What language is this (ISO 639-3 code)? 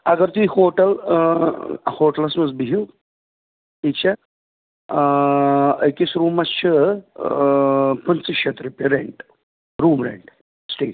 kas